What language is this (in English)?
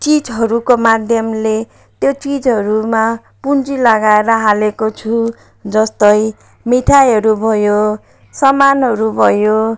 Nepali